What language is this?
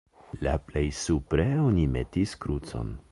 Esperanto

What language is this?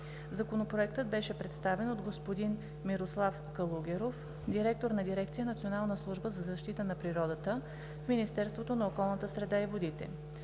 Bulgarian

